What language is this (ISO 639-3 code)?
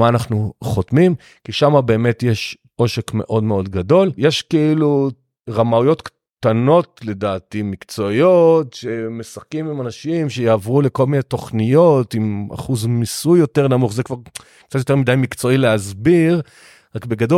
heb